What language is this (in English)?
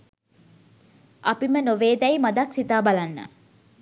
Sinhala